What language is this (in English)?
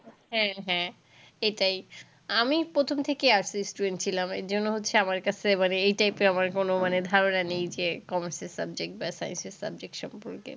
Bangla